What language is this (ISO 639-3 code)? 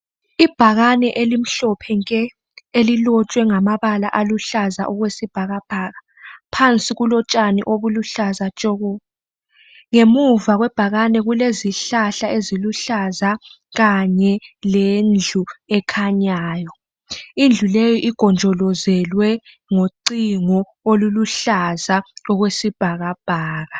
nde